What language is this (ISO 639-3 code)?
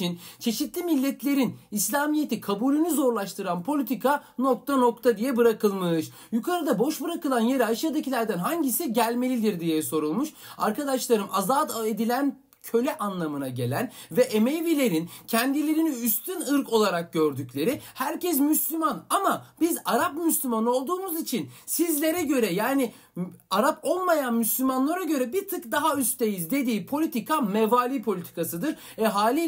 tur